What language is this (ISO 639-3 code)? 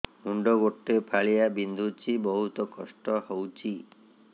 ori